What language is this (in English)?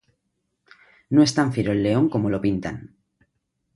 Spanish